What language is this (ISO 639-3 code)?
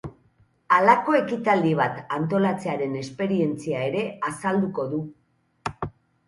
eus